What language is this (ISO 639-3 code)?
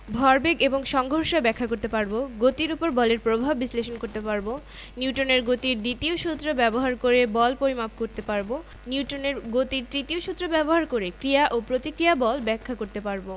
ben